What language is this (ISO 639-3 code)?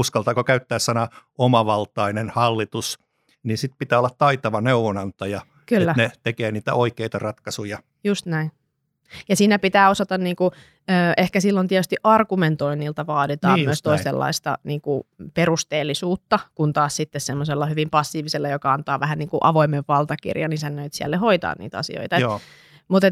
fin